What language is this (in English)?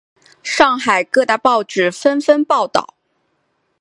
Chinese